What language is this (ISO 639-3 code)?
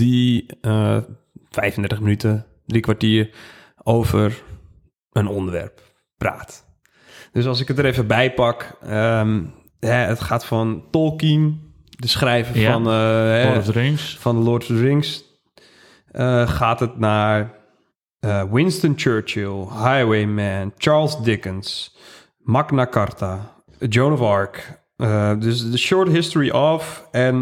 nld